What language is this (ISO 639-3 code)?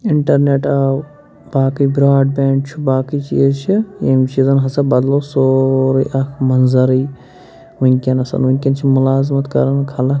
kas